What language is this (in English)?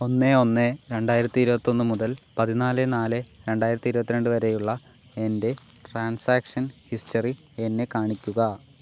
Malayalam